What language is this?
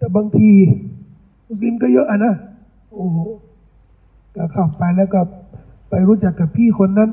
Thai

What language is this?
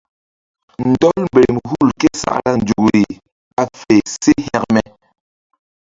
Mbum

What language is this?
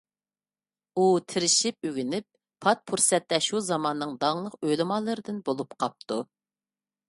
Uyghur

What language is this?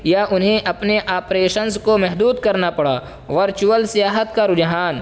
Urdu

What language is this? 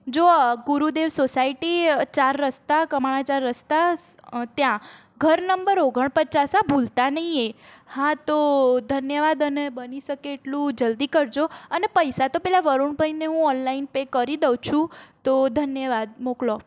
Gujarati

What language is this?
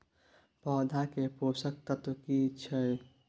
Maithili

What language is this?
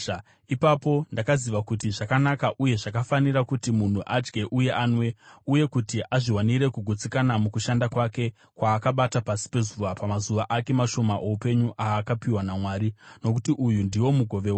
Shona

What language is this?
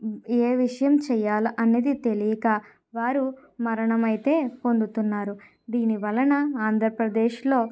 Telugu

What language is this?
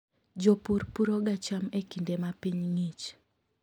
Luo (Kenya and Tanzania)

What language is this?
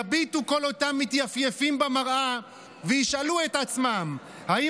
Hebrew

